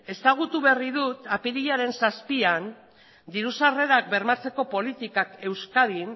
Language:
Basque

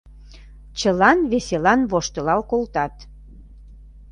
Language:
Mari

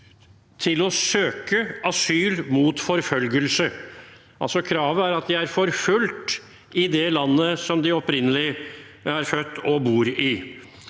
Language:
Norwegian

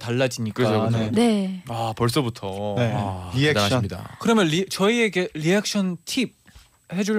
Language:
Korean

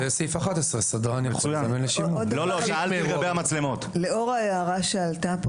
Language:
Hebrew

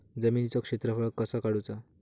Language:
Marathi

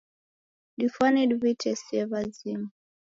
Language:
Taita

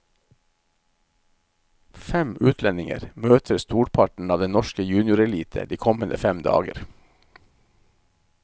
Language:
Norwegian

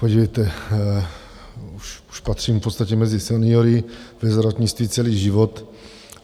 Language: Czech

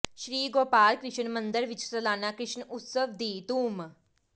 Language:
Punjabi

